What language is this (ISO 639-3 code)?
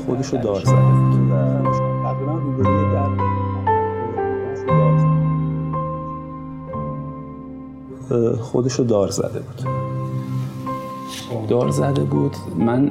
fas